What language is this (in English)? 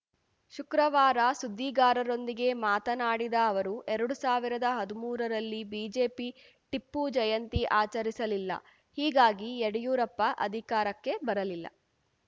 Kannada